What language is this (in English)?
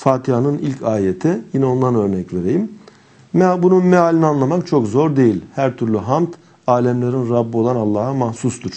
Turkish